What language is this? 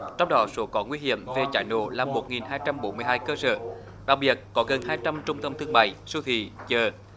Vietnamese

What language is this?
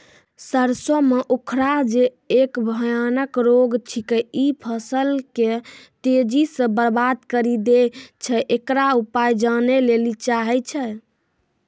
Maithili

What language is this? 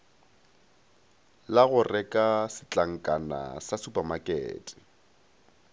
Northern Sotho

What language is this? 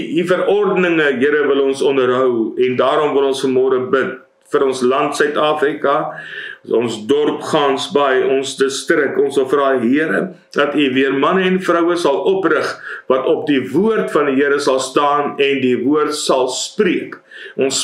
Dutch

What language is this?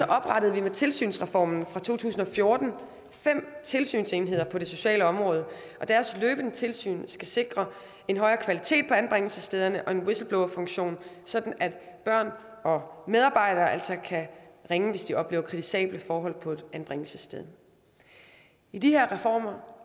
Danish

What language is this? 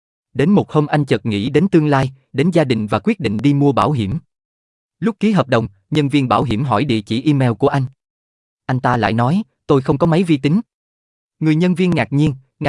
Vietnamese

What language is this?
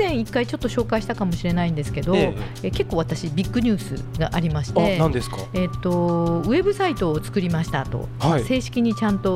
Japanese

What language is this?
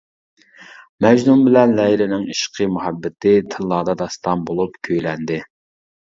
Uyghur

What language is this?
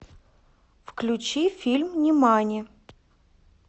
Russian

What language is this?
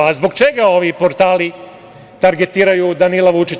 Serbian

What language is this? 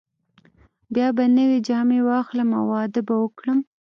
Pashto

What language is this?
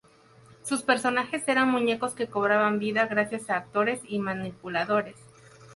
Spanish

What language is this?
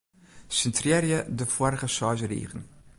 Western Frisian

